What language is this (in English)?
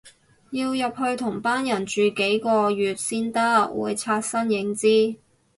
Cantonese